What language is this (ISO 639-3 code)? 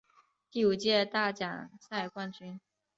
zho